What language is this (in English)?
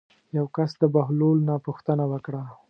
Pashto